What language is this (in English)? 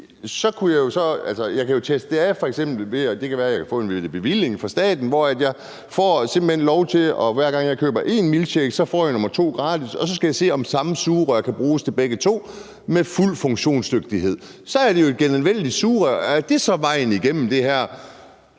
Danish